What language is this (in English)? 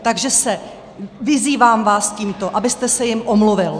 Czech